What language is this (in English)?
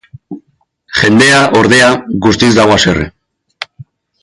Basque